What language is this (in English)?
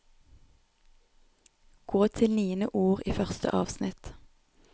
Norwegian